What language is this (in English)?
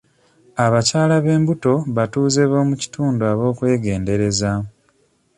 Ganda